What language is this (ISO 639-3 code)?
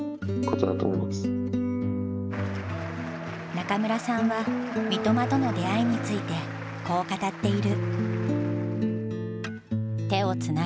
jpn